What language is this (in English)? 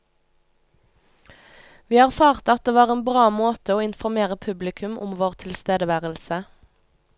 Norwegian